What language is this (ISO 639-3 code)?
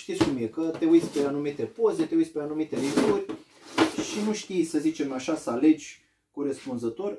ron